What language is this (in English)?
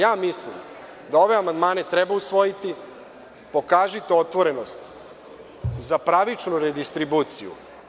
Serbian